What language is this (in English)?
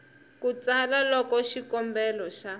Tsonga